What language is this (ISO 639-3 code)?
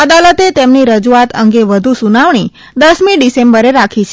guj